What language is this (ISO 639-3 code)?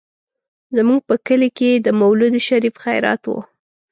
pus